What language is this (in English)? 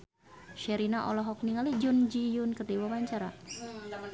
Sundanese